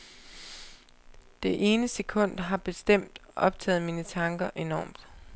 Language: Danish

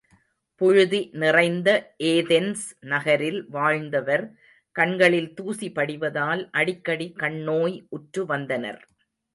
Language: Tamil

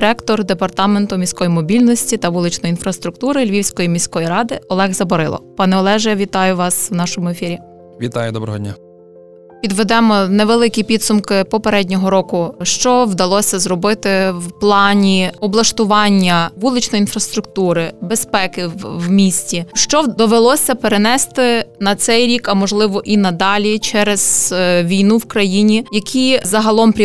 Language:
Ukrainian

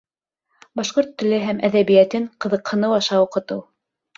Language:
Bashkir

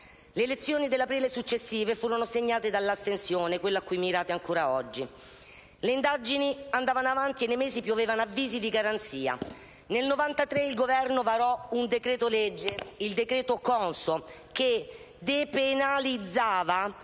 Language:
Italian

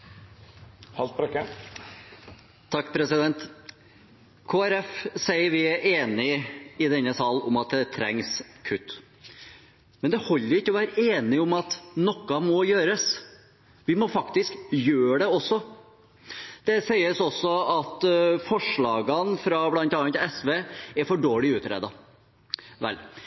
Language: Norwegian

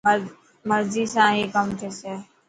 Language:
Dhatki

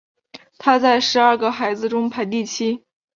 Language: Chinese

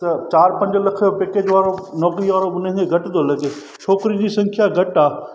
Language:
Sindhi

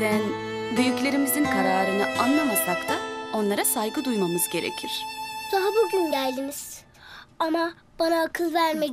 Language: Turkish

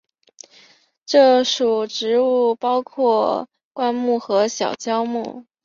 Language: Chinese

